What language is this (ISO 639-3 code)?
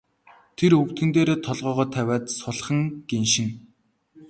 mon